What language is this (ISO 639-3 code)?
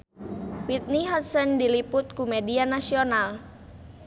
sun